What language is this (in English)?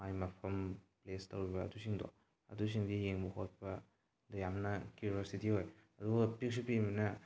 Manipuri